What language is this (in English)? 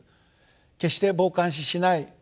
Japanese